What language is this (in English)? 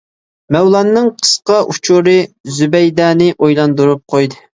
Uyghur